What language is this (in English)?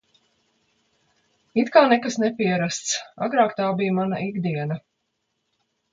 Latvian